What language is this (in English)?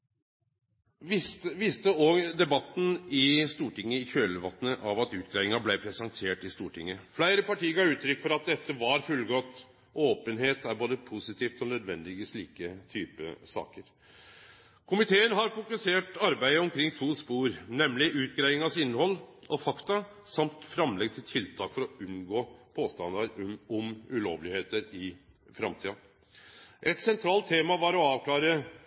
Norwegian Nynorsk